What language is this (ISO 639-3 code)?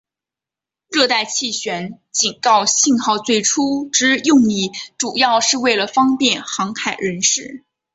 zho